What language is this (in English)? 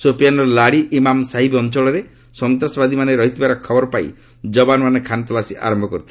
Odia